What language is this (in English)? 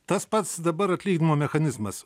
Lithuanian